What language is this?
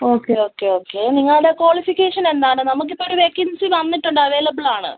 Malayalam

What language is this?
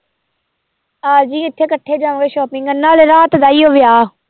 Punjabi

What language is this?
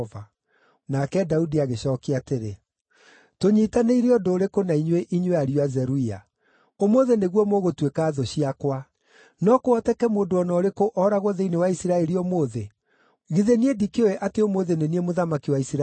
Kikuyu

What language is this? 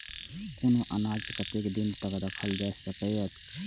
Maithili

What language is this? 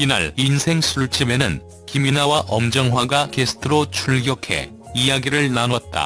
Korean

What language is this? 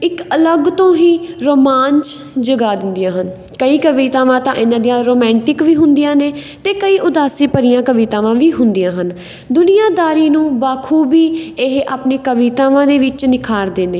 Punjabi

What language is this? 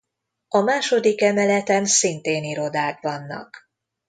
Hungarian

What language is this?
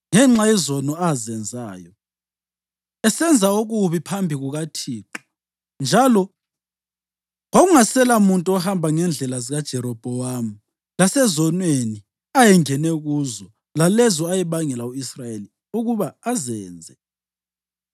North Ndebele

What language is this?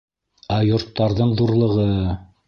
Bashkir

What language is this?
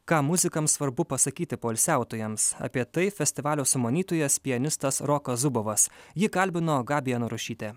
Lithuanian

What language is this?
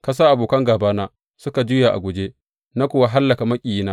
Hausa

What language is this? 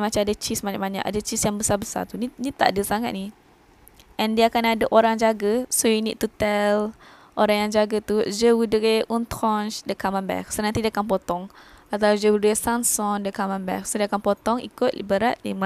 Malay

